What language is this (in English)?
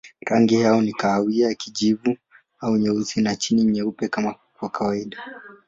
Swahili